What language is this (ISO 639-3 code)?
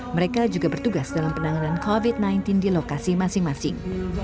ind